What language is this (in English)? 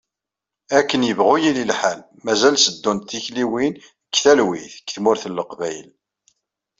Kabyle